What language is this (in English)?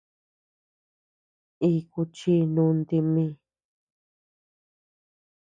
Tepeuxila Cuicatec